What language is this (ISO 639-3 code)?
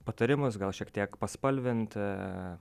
lit